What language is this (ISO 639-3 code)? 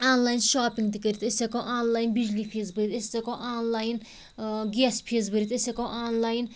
kas